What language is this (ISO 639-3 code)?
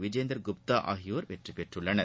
tam